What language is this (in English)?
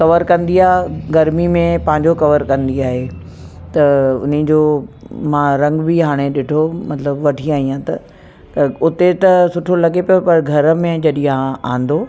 Sindhi